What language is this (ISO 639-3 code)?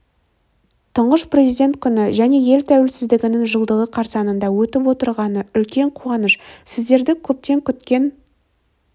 kaz